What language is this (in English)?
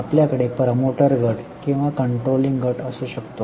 Marathi